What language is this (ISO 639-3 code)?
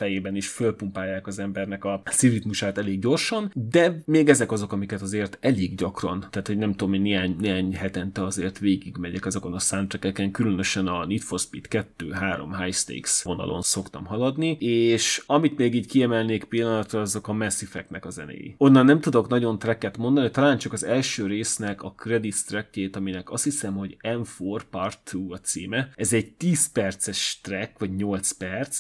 hun